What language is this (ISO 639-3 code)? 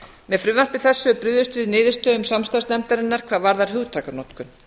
isl